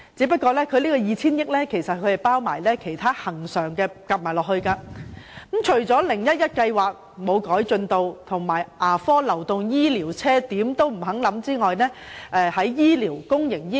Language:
Cantonese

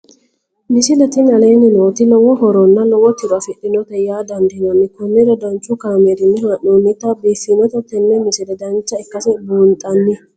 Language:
Sidamo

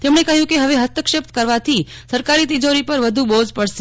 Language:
Gujarati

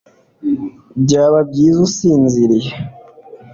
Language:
Kinyarwanda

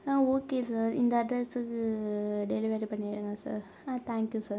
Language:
Tamil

